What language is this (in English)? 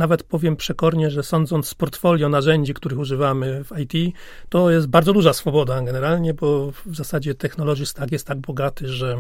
Polish